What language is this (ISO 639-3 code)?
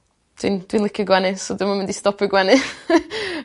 cym